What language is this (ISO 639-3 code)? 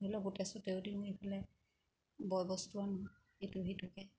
asm